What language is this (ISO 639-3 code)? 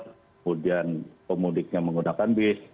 ind